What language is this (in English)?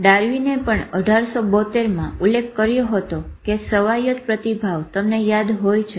Gujarati